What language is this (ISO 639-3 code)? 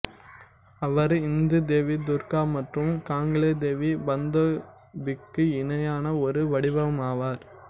tam